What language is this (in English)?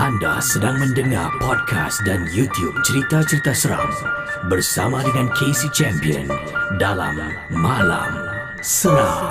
Malay